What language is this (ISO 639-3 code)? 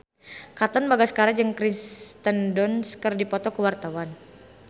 sun